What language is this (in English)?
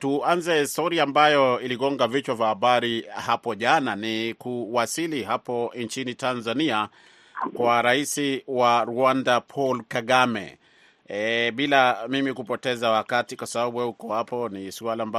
Swahili